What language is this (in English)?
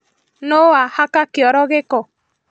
Kikuyu